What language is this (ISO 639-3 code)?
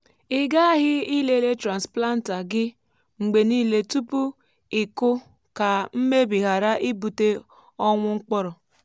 ibo